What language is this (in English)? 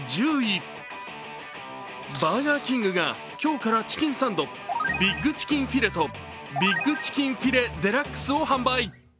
Japanese